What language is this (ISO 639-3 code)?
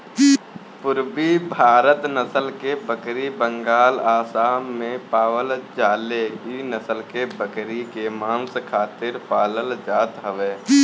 bho